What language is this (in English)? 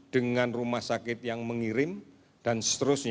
Indonesian